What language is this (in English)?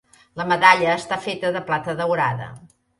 Catalan